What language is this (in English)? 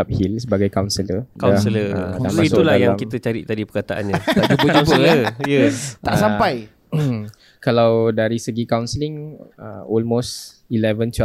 Malay